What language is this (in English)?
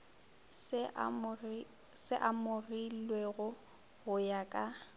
Northern Sotho